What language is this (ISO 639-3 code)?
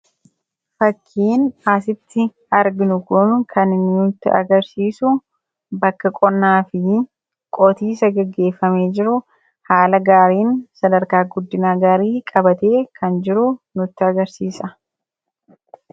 orm